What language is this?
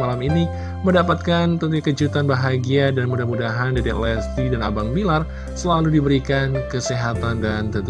Indonesian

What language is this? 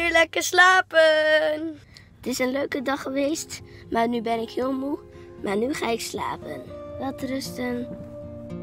Dutch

